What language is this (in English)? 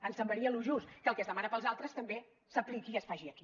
Catalan